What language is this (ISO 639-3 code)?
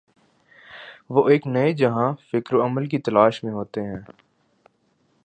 urd